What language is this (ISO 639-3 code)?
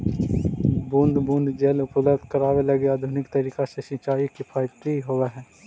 mag